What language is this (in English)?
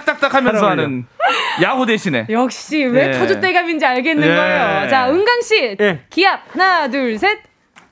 Korean